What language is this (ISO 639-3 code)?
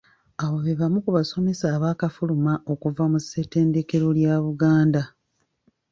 lug